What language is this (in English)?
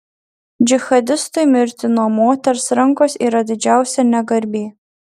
Lithuanian